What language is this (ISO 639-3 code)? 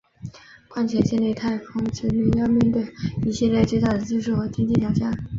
zho